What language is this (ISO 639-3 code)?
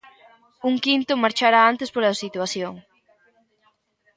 glg